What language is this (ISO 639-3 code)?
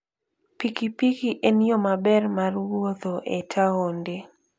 luo